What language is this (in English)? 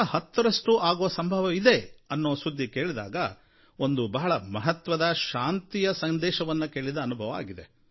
Kannada